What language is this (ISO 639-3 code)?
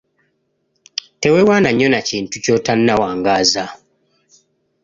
lug